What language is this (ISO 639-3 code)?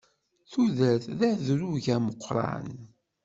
kab